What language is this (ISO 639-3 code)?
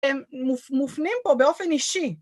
heb